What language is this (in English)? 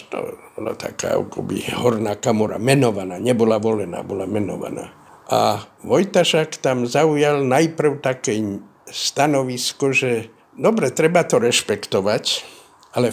Slovak